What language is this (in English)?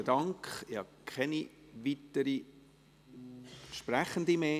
Swiss German